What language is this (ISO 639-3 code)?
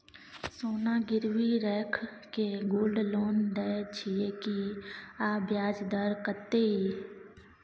mai